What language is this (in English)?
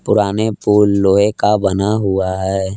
Hindi